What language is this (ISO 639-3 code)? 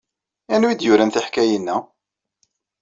kab